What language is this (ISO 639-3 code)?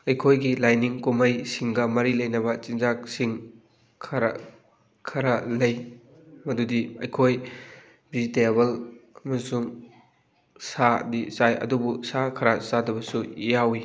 mni